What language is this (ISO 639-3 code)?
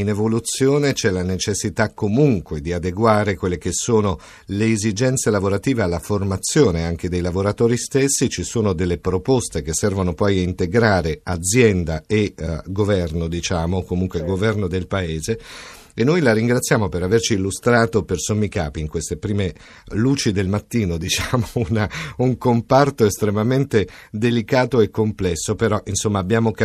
ita